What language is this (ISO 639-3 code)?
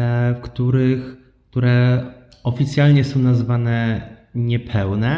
pol